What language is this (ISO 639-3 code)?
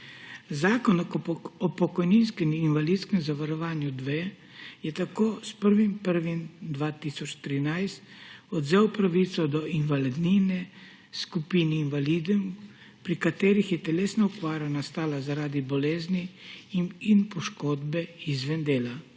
slv